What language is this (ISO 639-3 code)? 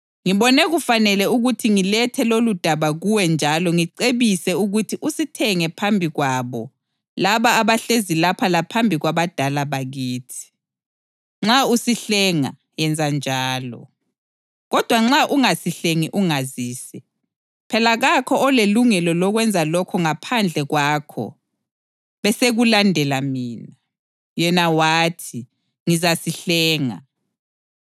nde